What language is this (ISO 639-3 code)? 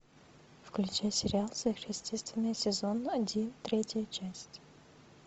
rus